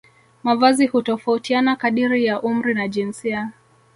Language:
Swahili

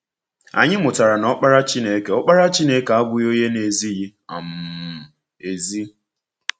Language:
Igbo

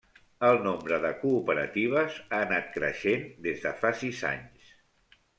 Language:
Catalan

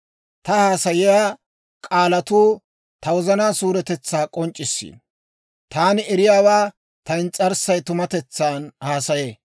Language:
Dawro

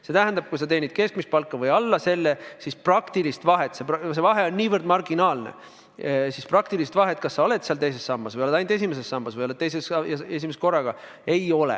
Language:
Estonian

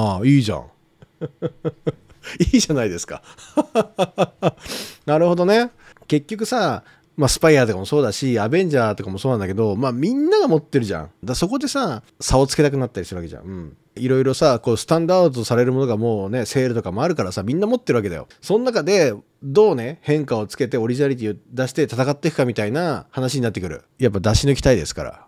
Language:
Japanese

